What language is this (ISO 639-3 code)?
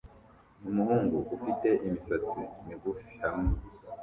kin